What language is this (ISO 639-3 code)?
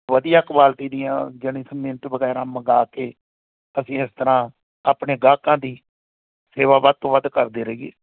pan